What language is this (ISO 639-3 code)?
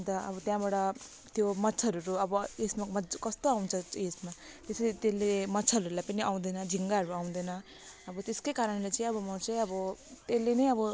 nep